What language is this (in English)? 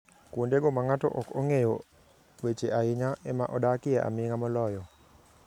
Luo (Kenya and Tanzania)